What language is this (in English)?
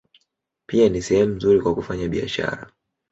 Swahili